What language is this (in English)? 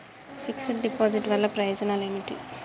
Telugu